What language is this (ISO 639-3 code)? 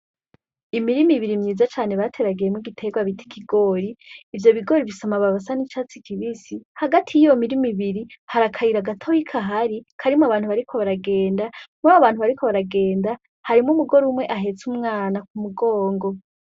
run